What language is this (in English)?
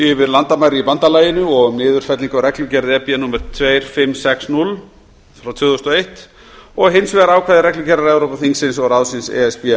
Icelandic